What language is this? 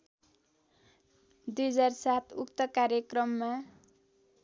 Nepali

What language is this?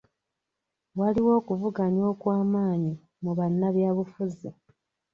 Ganda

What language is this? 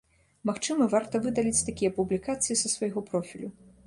Belarusian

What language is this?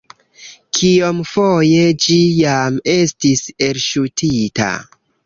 Esperanto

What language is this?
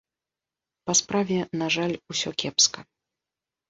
Belarusian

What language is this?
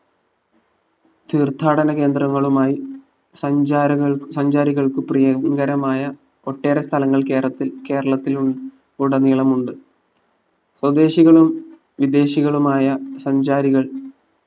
Malayalam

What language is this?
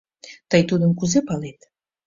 Mari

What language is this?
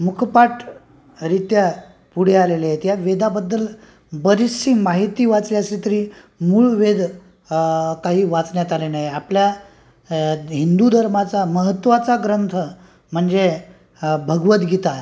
Marathi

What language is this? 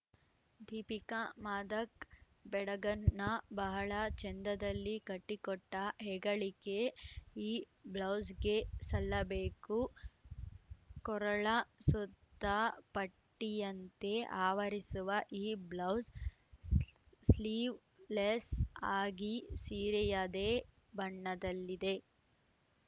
Kannada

